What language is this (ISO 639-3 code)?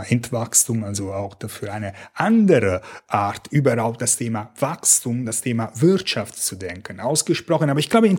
deu